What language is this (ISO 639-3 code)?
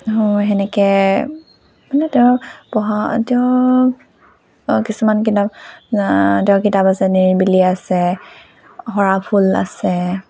asm